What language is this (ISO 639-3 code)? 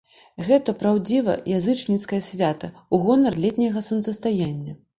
bel